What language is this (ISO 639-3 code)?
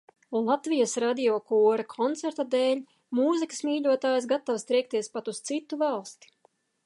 lav